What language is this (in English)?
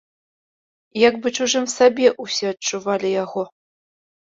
Belarusian